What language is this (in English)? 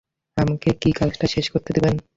Bangla